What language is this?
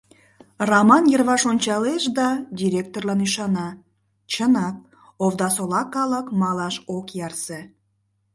Mari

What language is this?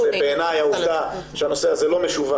Hebrew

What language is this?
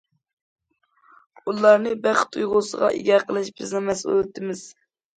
Uyghur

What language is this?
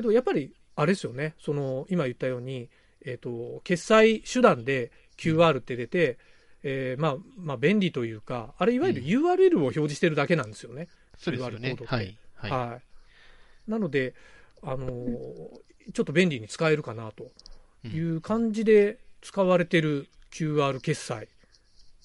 Japanese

